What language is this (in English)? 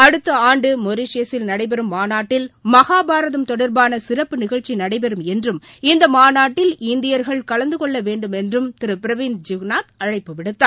Tamil